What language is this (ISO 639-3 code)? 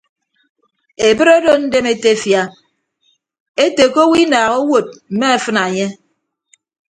ibb